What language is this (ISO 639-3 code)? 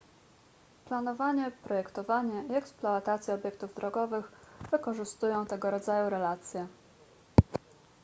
pol